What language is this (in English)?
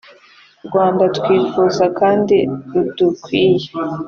Kinyarwanda